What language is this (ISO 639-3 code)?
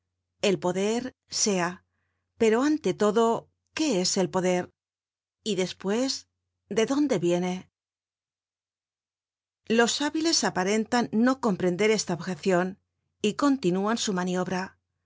spa